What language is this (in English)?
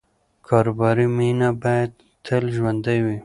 Pashto